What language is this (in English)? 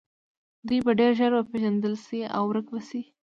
Pashto